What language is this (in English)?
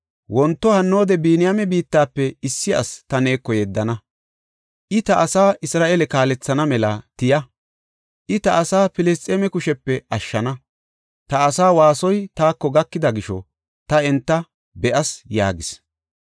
Gofa